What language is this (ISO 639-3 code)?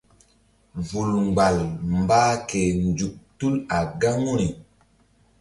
mdd